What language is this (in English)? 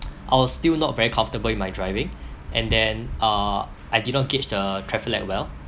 English